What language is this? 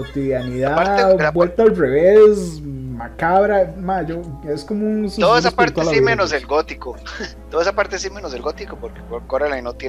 Spanish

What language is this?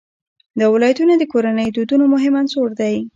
Pashto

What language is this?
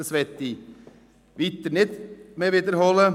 Swiss German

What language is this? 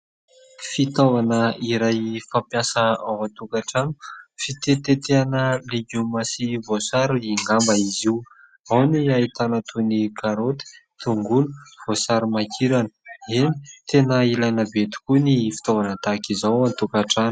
Malagasy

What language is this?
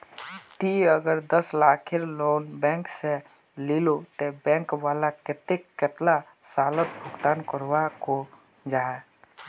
Magahi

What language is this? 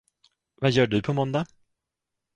Swedish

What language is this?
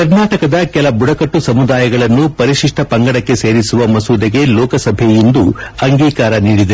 Kannada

